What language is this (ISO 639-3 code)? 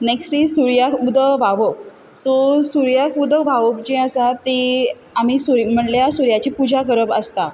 kok